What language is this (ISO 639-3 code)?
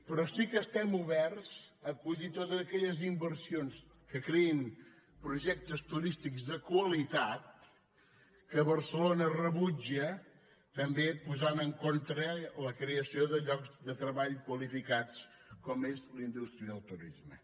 cat